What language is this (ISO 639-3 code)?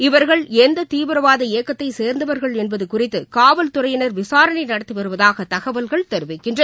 tam